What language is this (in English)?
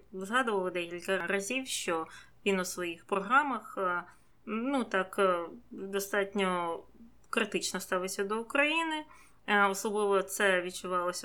Ukrainian